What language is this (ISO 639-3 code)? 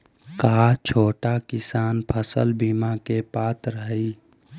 mag